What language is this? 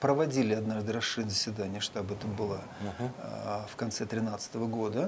Russian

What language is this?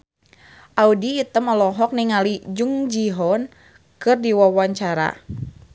Sundanese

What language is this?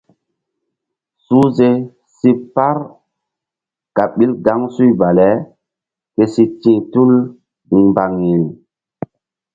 Mbum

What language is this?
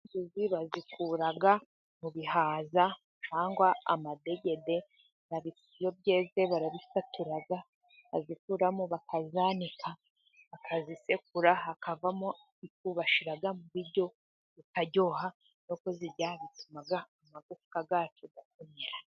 Kinyarwanda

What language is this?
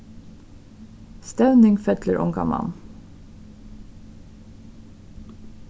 Faroese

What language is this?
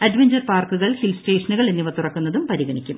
Malayalam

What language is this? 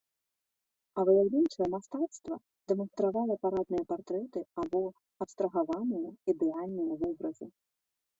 Belarusian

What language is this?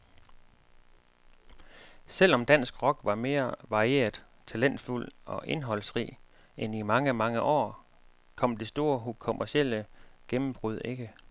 Danish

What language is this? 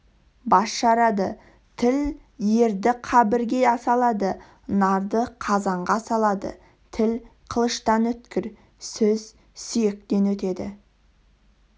Kazakh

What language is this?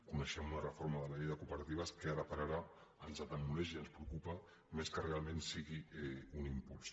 Catalan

